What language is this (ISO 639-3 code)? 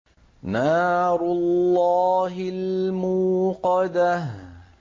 ara